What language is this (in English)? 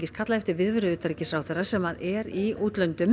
Icelandic